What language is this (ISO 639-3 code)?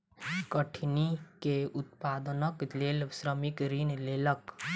mai